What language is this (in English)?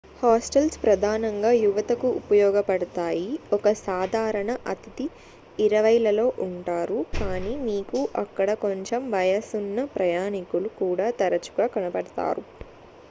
Telugu